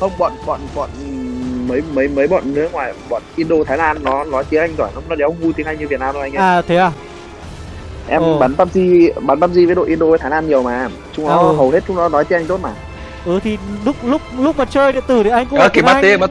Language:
Vietnamese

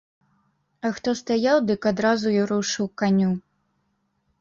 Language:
Belarusian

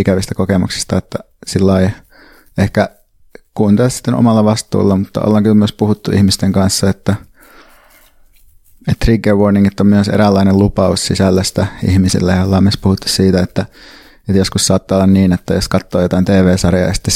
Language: Finnish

